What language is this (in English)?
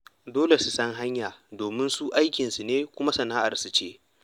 Hausa